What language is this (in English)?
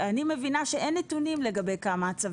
Hebrew